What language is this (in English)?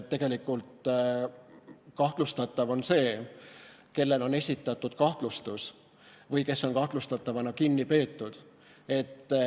Estonian